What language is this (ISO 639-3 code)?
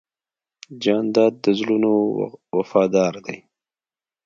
pus